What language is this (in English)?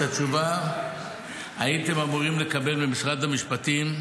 Hebrew